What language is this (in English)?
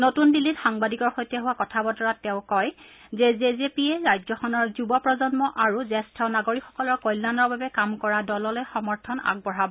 Assamese